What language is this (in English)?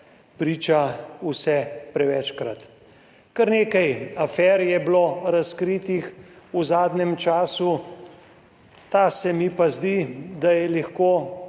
Slovenian